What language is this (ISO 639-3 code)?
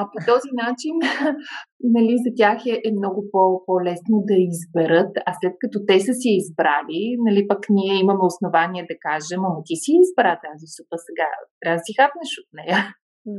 bul